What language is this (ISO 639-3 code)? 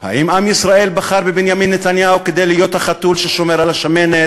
heb